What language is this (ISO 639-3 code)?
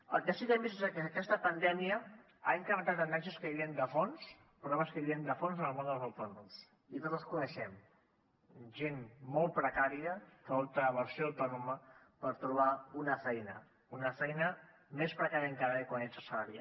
cat